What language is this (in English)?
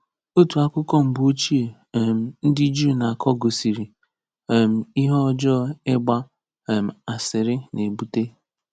Igbo